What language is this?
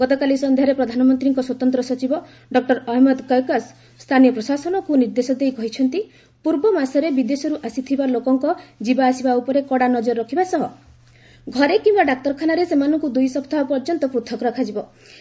Odia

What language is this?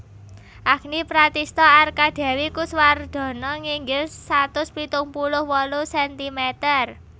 Javanese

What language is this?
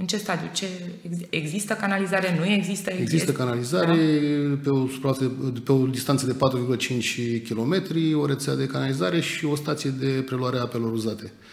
Romanian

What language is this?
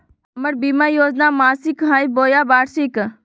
Magahi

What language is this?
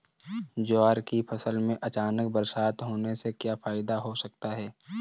Hindi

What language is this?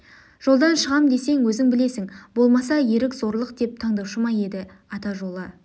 Kazakh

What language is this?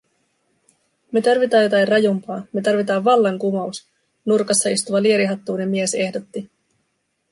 Finnish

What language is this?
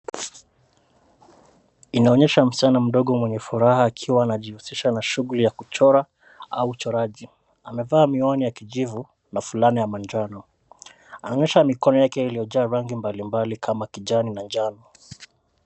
Swahili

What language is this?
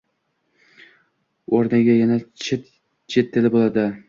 Uzbek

